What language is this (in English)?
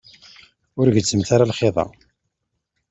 Kabyle